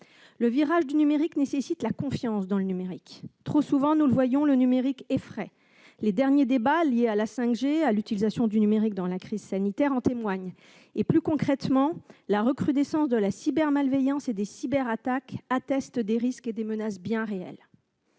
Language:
French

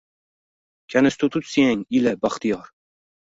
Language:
Uzbek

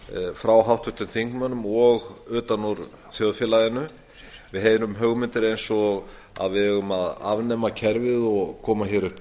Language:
Icelandic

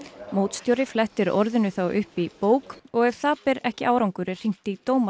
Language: Icelandic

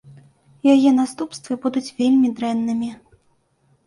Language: Belarusian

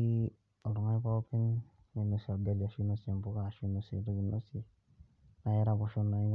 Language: Masai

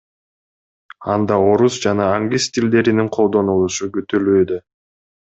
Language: Kyrgyz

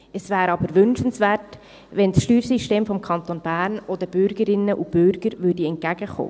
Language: Swiss German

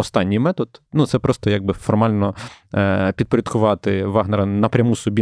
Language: Ukrainian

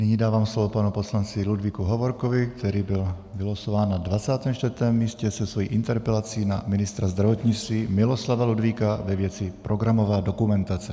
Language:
Czech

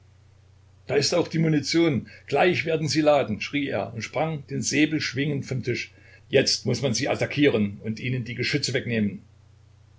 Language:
German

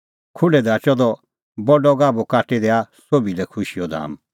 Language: Kullu Pahari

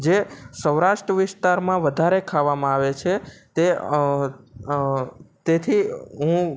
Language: Gujarati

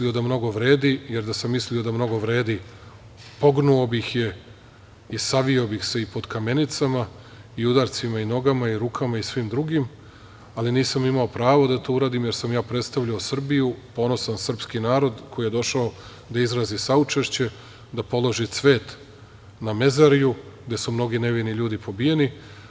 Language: Serbian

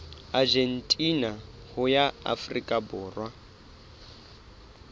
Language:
Southern Sotho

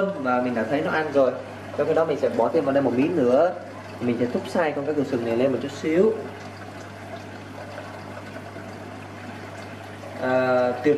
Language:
Vietnamese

